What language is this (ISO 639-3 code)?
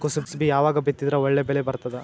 kan